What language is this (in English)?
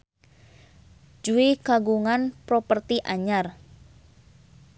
Sundanese